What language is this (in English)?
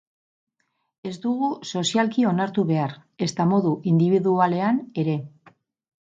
Basque